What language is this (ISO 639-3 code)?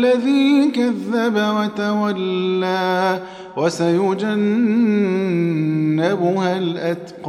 ara